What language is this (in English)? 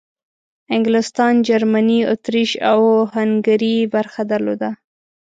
Pashto